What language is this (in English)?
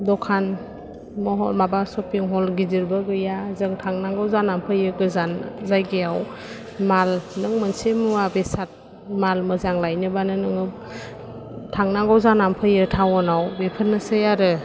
Bodo